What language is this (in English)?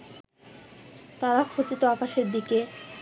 Bangla